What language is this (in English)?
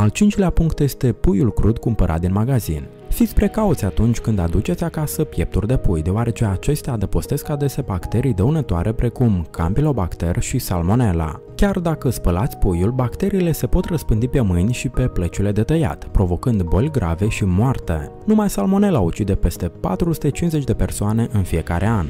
Romanian